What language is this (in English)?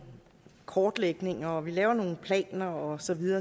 Danish